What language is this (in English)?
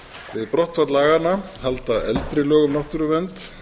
Icelandic